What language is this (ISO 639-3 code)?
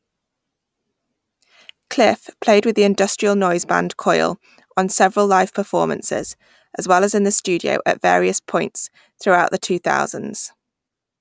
eng